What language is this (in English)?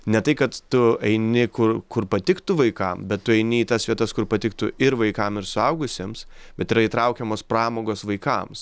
Lithuanian